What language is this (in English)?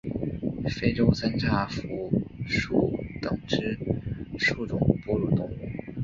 Chinese